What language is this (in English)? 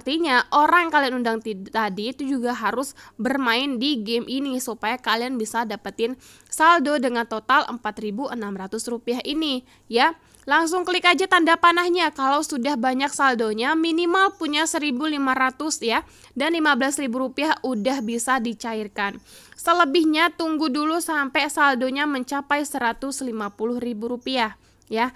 Indonesian